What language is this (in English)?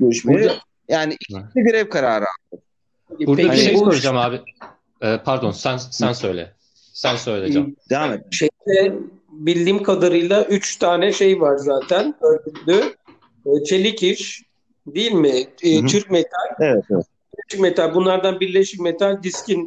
Turkish